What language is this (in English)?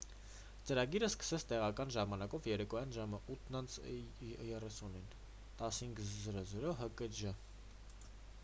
Armenian